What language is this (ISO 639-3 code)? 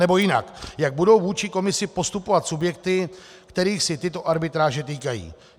ces